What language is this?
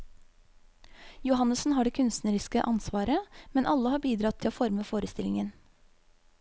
Norwegian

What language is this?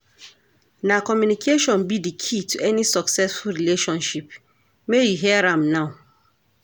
Nigerian Pidgin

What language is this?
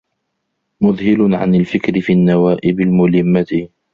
Arabic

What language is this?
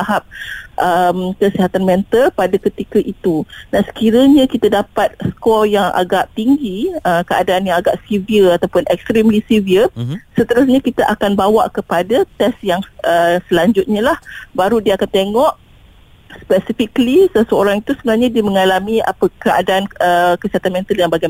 Malay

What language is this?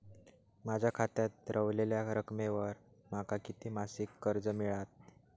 Marathi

